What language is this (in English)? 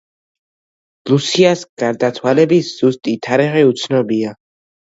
Georgian